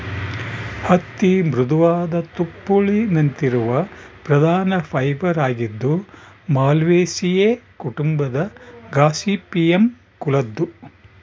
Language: Kannada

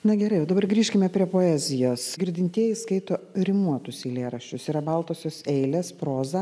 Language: Lithuanian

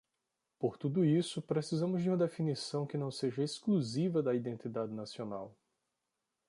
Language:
Portuguese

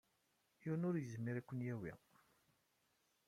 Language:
Kabyle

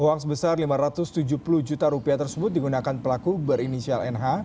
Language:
Indonesian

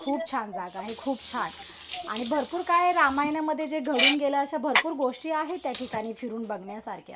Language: Marathi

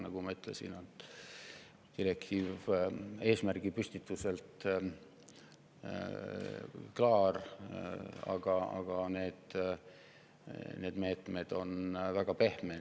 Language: Estonian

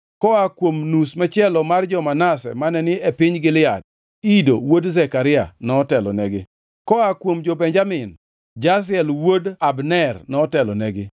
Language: Luo (Kenya and Tanzania)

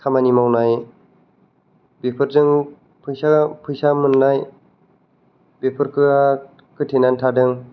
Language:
Bodo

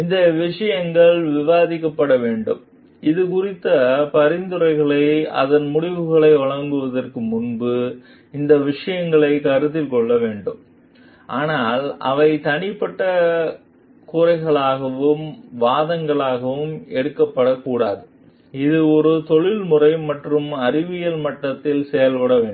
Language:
Tamil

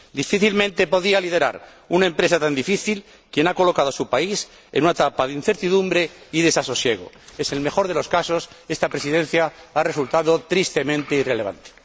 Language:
Spanish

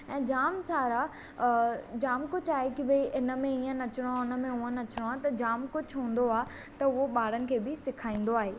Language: Sindhi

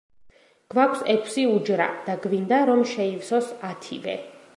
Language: Georgian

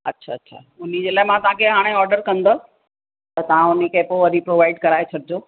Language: Sindhi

